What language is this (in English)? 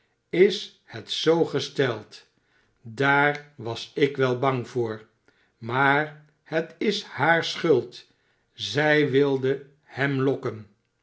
Dutch